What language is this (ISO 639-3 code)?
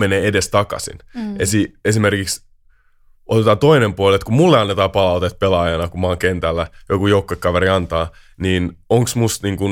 fin